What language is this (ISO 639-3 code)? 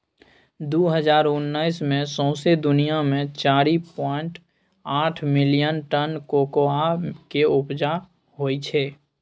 mai